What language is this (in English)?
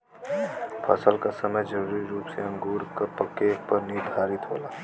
Bhojpuri